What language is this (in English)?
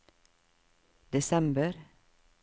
Norwegian